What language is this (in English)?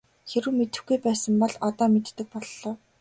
Mongolian